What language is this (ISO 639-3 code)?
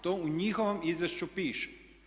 hrv